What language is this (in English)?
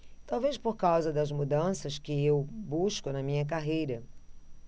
Portuguese